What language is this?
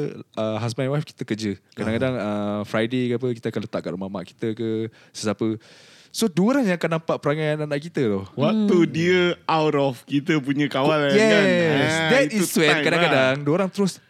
Malay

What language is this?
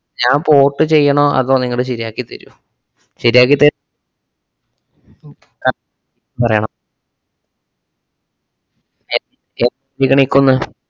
Malayalam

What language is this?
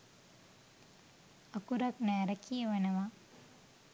Sinhala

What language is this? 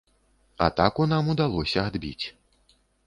Belarusian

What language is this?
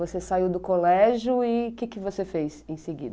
Portuguese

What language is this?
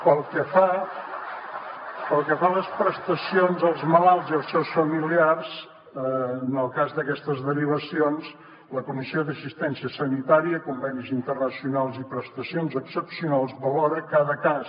Catalan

